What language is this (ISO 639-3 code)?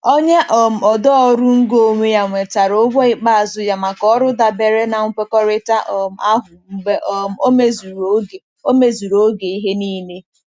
ibo